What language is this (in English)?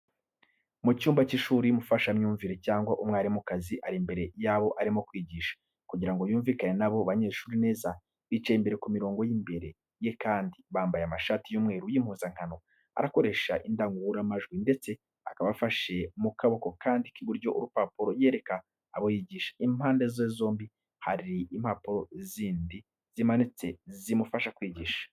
Kinyarwanda